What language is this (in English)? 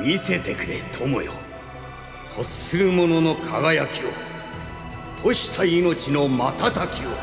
Japanese